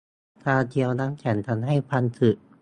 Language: Thai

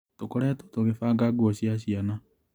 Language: Kikuyu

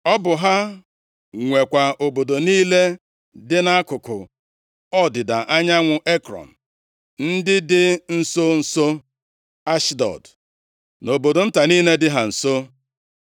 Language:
Igbo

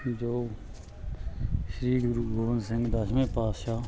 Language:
Punjabi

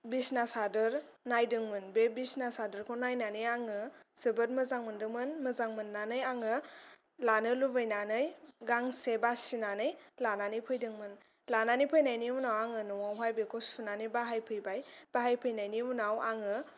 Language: Bodo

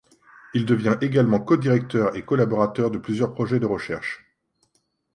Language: French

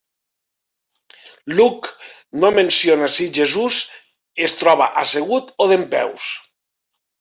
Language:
Catalan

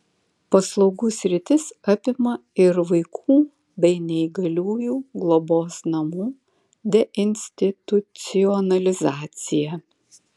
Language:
Lithuanian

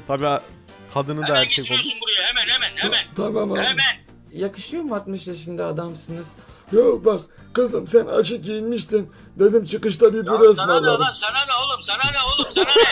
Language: Turkish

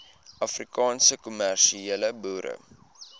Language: Afrikaans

